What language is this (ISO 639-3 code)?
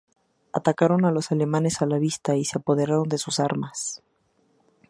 spa